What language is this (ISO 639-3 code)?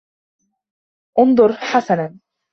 ara